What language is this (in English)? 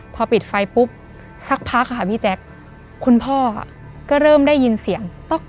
Thai